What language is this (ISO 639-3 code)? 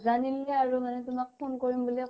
asm